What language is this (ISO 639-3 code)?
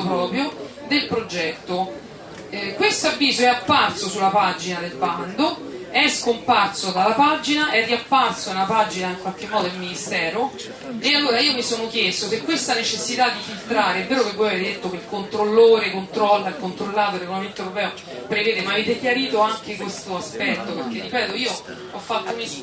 ita